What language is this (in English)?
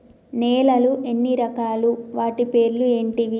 Telugu